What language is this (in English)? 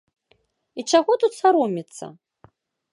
Belarusian